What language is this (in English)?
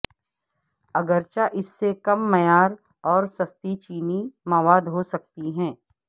Urdu